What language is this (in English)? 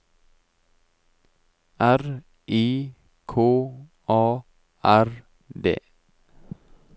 Norwegian